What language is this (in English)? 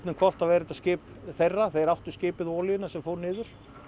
Icelandic